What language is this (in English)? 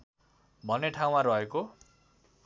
Nepali